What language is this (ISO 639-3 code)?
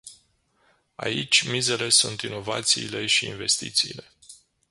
ron